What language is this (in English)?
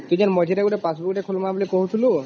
Odia